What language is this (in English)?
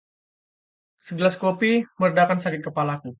Indonesian